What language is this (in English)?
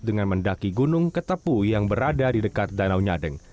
Indonesian